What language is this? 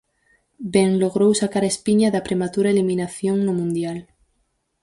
Galician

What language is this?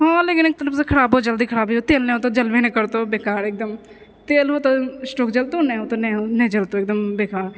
Maithili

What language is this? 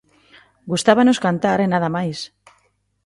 Galician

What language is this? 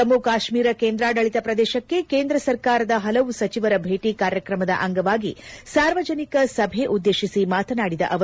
Kannada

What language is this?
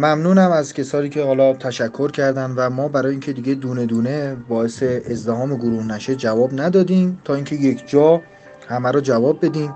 Persian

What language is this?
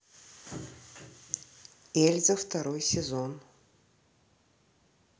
Russian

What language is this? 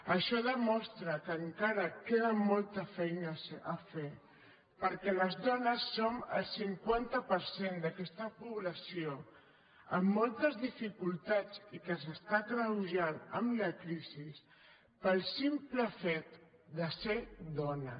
Catalan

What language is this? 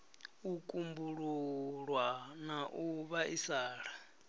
Venda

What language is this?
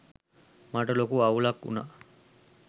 Sinhala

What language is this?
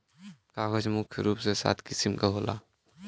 Bhojpuri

